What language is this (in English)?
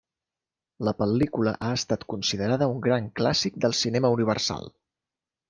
Catalan